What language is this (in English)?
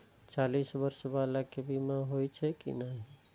Maithili